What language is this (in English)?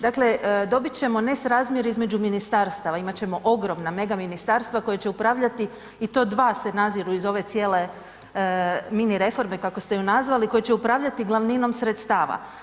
Croatian